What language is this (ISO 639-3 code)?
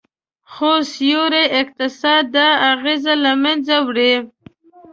pus